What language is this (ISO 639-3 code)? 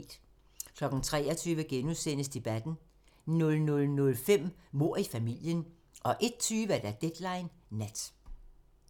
dan